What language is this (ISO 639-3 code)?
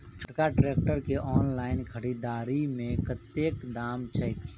mai